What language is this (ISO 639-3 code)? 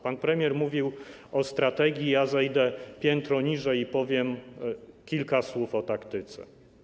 pol